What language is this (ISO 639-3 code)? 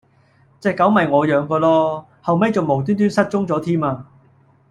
yue